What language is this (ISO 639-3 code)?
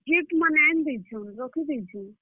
ori